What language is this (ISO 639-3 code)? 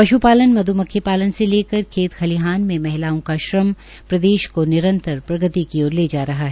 hin